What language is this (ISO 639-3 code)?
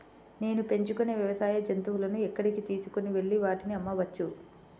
tel